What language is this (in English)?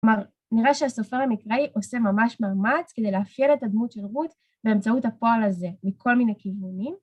Hebrew